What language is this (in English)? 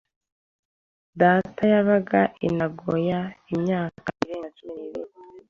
Kinyarwanda